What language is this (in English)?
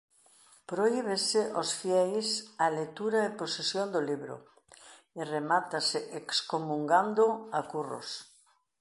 Galician